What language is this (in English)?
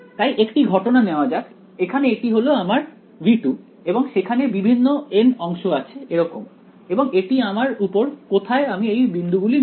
Bangla